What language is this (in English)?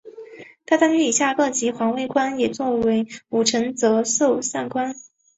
Chinese